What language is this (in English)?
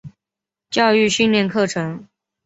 Chinese